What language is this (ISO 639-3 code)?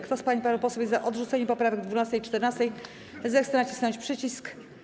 pol